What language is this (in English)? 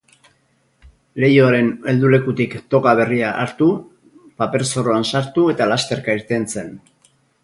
Basque